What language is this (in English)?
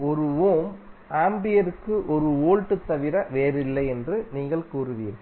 Tamil